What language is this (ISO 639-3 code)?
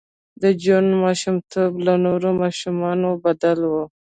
pus